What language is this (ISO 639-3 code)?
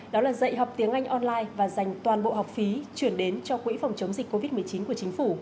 vie